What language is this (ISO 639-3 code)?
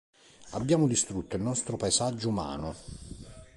ita